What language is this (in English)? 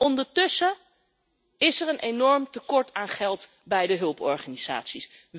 Dutch